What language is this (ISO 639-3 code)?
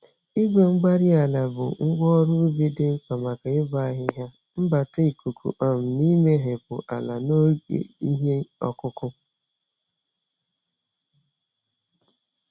ibo